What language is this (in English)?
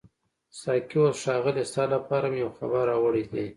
Pashto